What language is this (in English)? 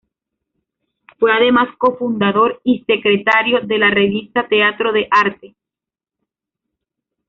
Spanish